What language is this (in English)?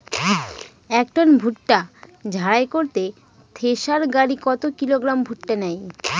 Bangla